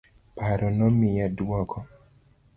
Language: Luo (Kenya and Tanzania)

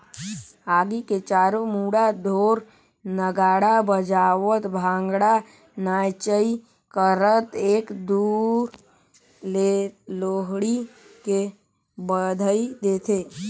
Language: Chhattisgarhi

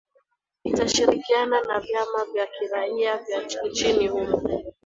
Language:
Swahili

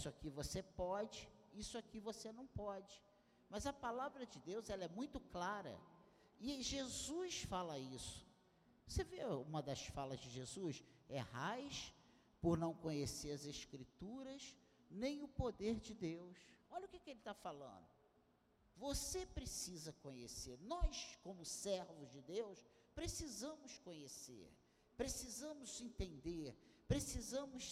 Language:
Portuguese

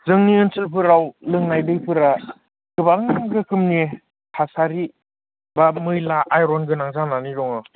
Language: Bodo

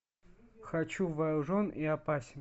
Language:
Russian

